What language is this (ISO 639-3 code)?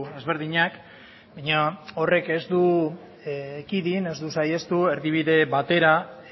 eus